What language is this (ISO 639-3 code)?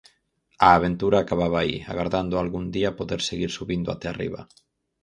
glg